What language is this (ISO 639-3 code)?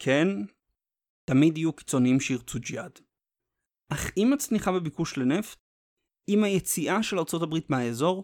heb